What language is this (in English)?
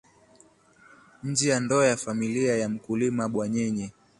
Swahili